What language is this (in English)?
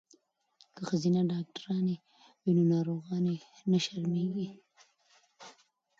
Pashto